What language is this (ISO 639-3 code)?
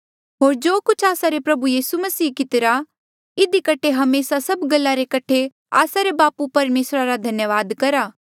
mjl